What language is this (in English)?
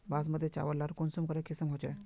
Magahi